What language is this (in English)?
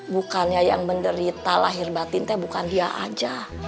Indonesian